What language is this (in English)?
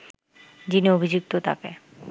Bangla